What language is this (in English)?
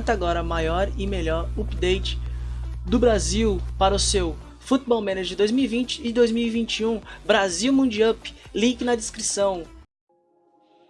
Portuguese